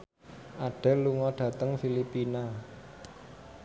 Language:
Javanese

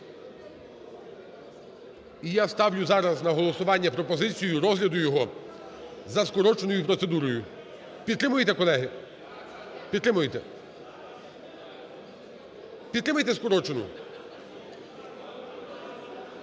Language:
Ukrainian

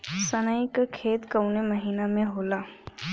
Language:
Bhojpuri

